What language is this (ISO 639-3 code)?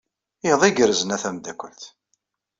kab